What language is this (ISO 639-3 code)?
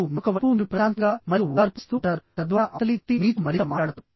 tel